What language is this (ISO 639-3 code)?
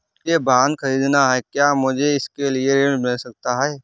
hin